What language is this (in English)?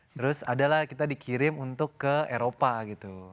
Indonesian